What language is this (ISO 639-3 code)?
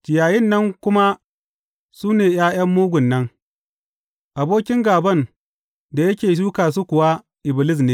hau